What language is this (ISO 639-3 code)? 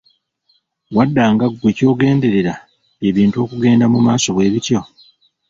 lug